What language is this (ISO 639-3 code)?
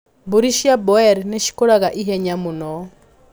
kik